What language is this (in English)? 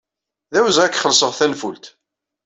Kabyle